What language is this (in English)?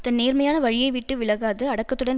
Tamil